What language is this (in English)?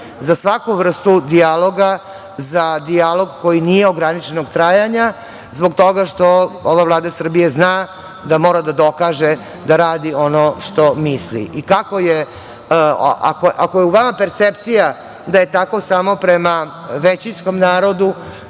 Serbian